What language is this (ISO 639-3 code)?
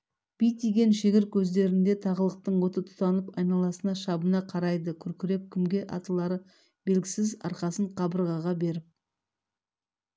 kaz